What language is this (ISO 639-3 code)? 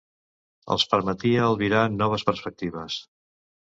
cat